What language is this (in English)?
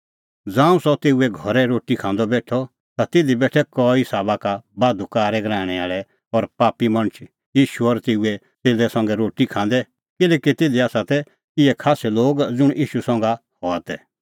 Kullu Pahari